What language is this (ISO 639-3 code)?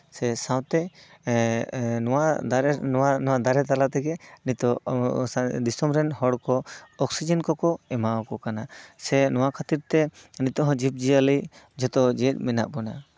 sat